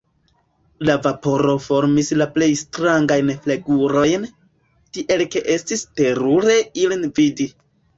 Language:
Esperanto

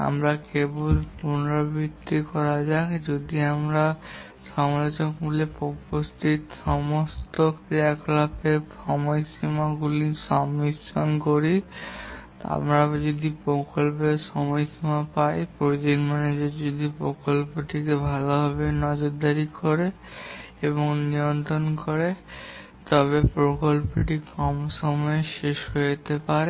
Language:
Bangla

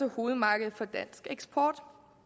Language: Danish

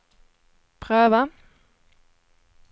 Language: Swedish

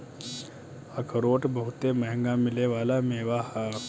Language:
Bhojpuri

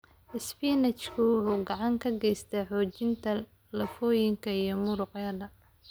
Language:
Somali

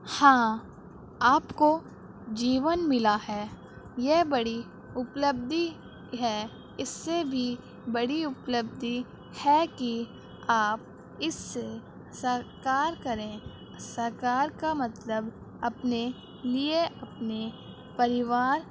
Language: Urdu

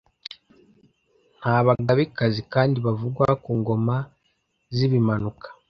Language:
Kinyarwanda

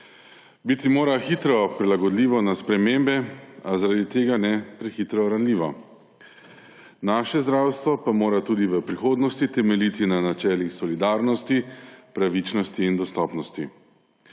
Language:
Slovenian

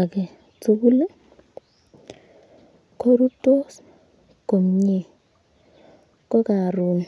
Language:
Kalenjin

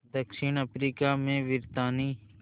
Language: Hindi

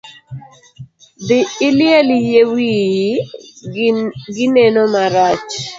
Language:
Luo (Kenya and Tanzania)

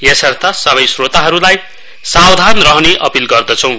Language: Nepali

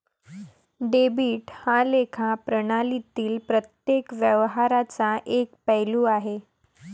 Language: Marathi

